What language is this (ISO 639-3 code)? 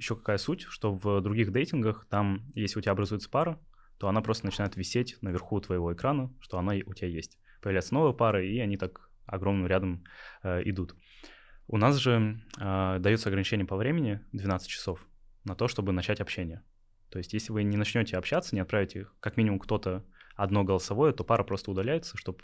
rus